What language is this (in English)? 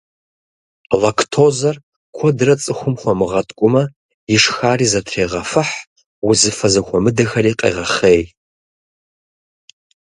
Kabardian